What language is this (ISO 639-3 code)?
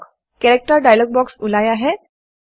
asm